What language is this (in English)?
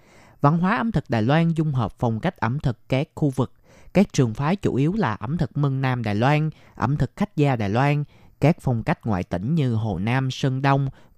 Vietnamese